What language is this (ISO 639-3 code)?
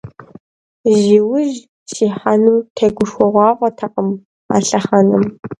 kbd